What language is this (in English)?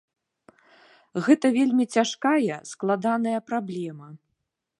Belarusian